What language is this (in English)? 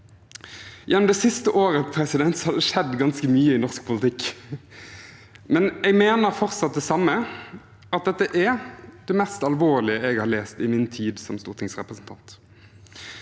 Norwegian